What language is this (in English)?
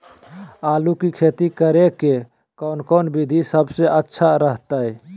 Magahi